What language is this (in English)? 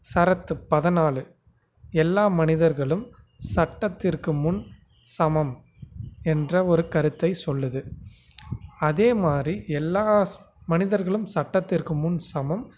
Tamil